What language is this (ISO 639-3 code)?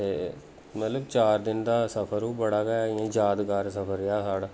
doi